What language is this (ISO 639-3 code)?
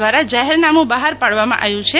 guj